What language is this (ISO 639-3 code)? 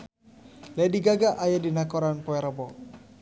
sun